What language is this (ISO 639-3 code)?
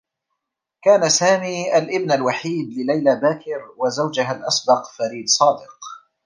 ara